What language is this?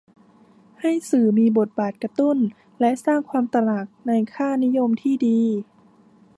Thai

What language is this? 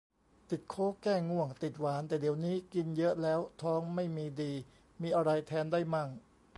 Thai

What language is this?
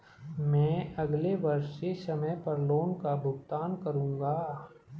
Hindi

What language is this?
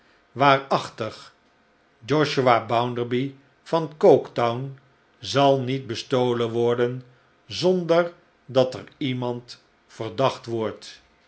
Dutch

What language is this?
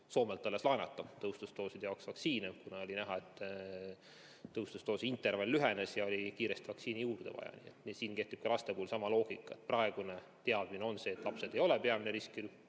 Estonian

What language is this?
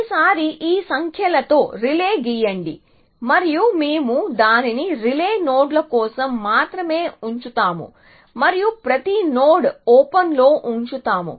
Telugu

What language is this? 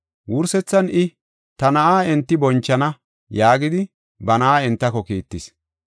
Gofa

